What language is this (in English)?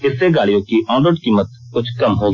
Hindi